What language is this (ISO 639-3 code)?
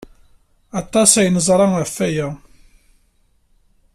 kab